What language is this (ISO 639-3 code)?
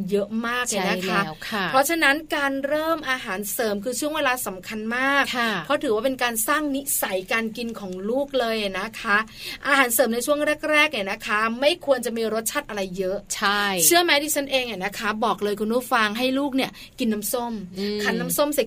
tha